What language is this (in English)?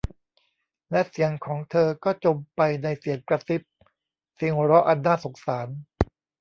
Thai